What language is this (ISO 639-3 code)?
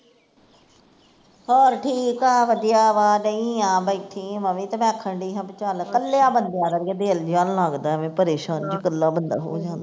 pan